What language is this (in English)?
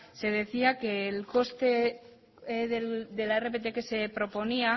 Spanish